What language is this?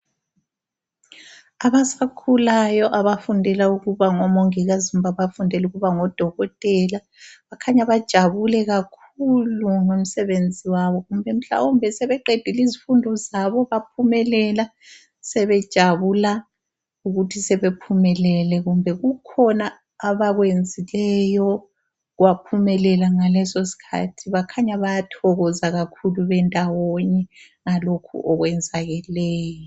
North Ndebele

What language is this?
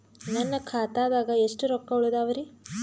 Kannada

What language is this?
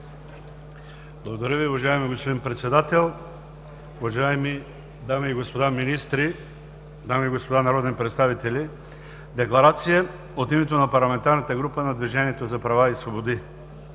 Bulgarian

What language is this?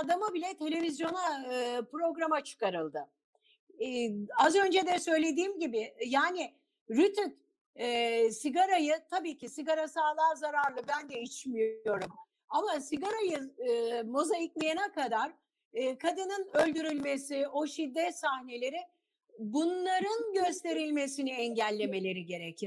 Turkish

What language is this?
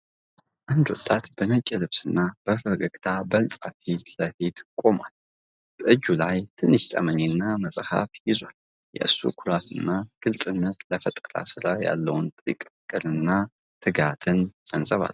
Amharic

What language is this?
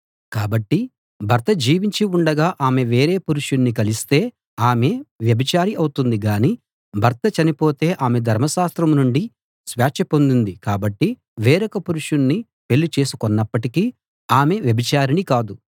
Telugu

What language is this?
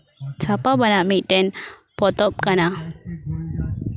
Santali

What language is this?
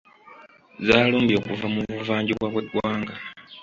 Ganda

